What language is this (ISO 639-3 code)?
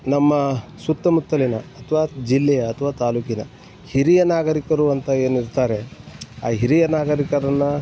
kan